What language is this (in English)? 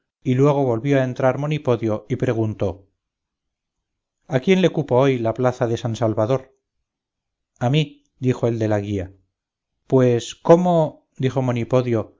Spanish